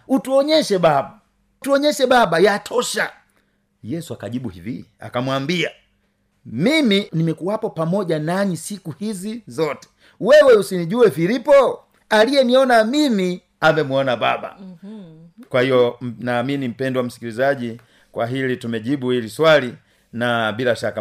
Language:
Swahili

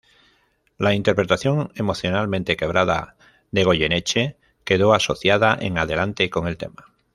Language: Spanish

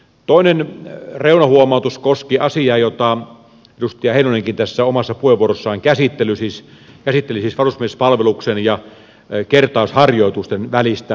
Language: Finnish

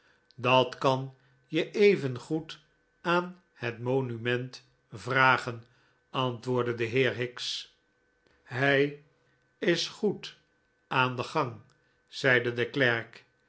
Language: Dutch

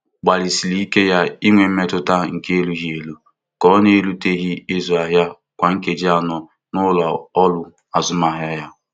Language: Igbo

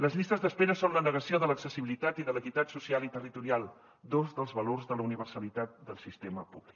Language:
Catalan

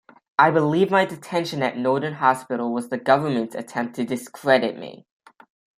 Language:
English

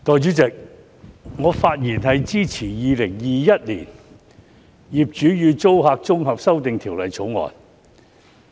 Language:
Cantonese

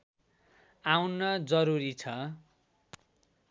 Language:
Nepali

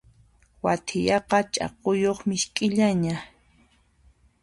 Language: Puno Quechua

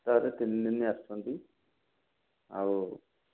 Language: Odia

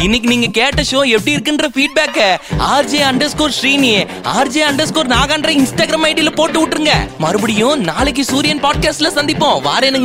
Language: Tamil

